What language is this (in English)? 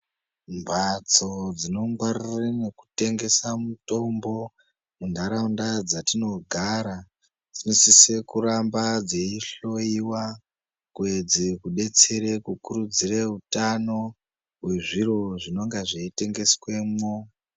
Ndau